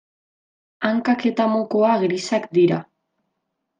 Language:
Basque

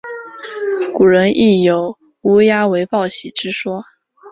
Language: Chinese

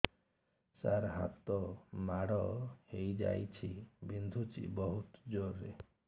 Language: Odia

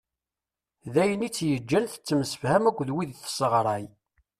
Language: Kabyle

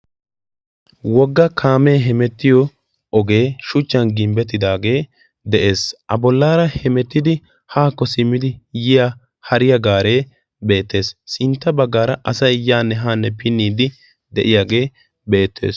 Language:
Wolaytta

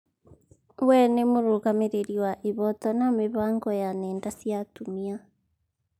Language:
Kikuyu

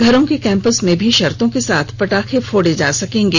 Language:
Hindi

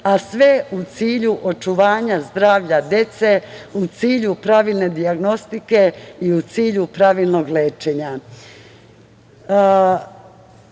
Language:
Serbian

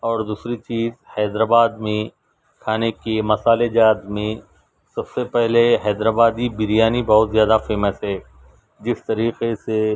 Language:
Urdu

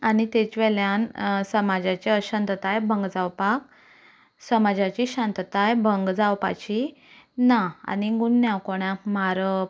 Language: Konkani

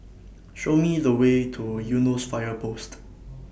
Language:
English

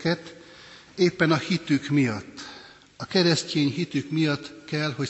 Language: Hungarian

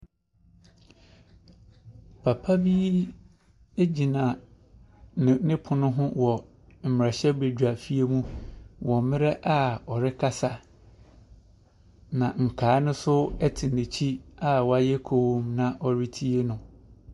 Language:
Akan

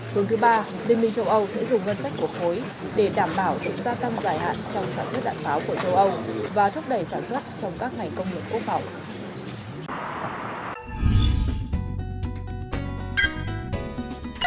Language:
Vietnamese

